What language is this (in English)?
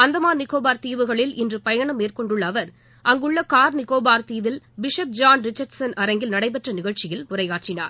Tamil